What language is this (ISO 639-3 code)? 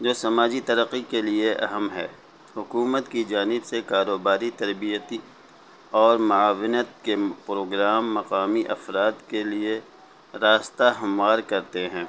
urd